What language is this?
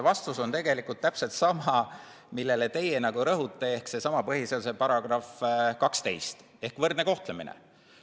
Estonian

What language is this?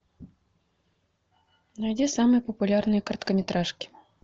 Russian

